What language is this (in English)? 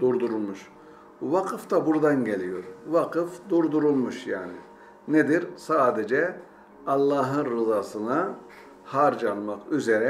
Turkish